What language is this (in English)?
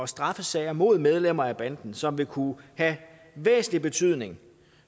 Danish